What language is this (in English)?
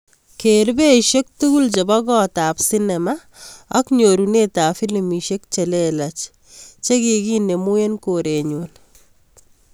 Kalenjin